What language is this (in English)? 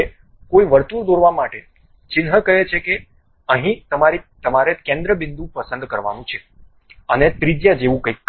Gujarati